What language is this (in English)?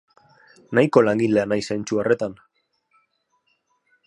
Basque